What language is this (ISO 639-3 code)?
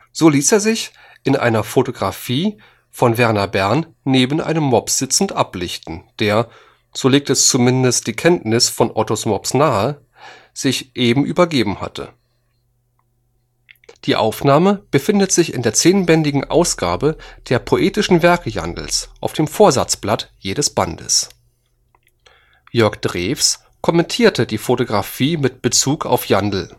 deu